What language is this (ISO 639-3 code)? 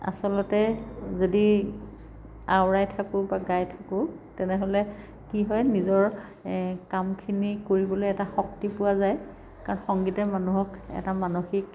asm